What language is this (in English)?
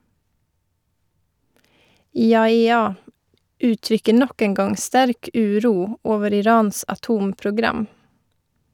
Norwegian